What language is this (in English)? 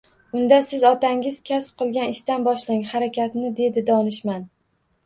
Uzbek